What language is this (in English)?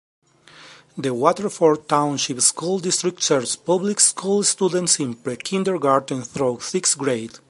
English